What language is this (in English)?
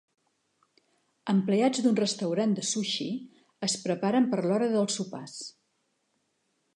Catalan